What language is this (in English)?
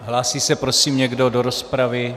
Czech